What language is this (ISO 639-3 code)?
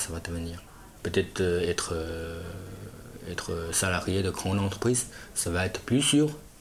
fra